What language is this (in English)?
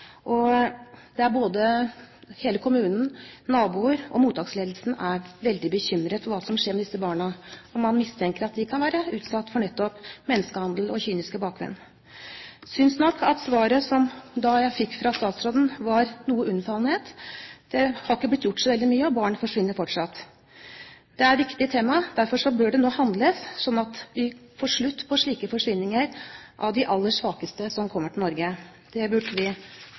Norwegian Bokmål